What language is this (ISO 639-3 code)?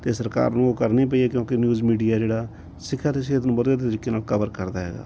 pan